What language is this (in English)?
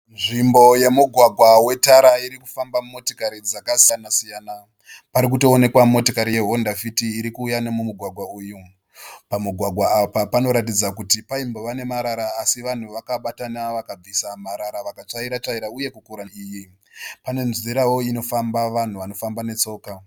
Shona